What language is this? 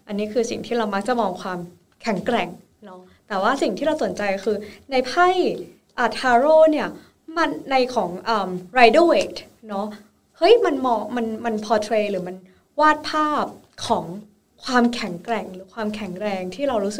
Thai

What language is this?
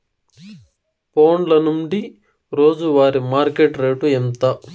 Telugu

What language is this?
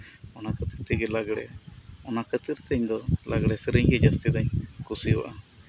Santali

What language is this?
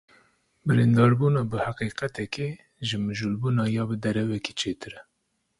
Kurdish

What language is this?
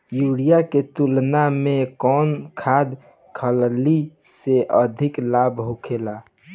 Bhojpuri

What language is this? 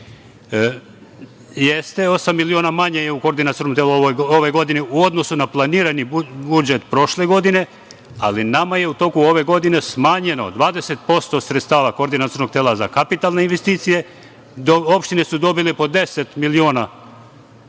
Serbian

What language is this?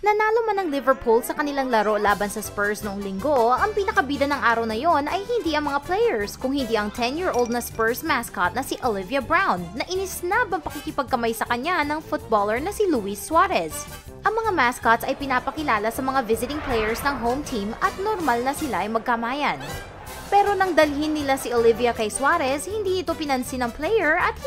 Filipino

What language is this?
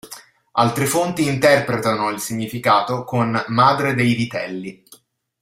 Italian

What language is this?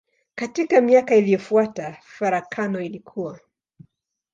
Swahili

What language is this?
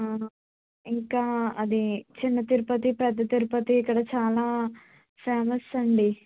Telugu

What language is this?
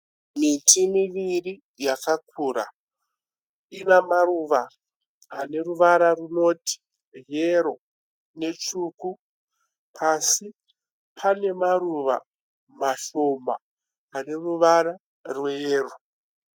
Shona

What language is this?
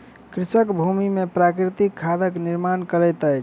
Maithili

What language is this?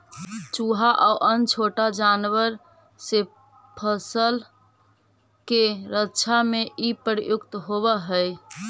Magahi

